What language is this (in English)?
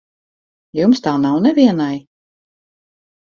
Latvian